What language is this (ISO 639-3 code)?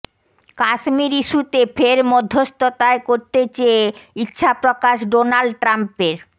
ben